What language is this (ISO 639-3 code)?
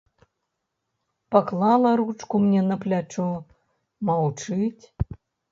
bel